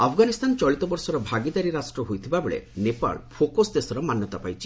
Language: Odia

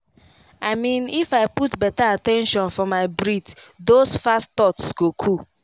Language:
Nigerian Pidgin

